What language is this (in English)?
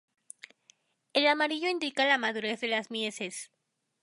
Spanish